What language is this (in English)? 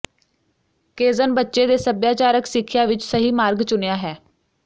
Punjabi